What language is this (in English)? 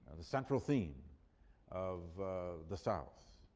English